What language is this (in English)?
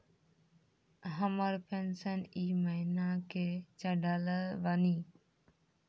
Maithili